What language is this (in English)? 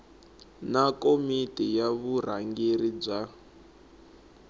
Tsonga